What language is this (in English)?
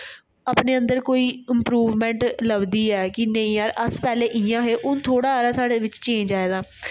Dogri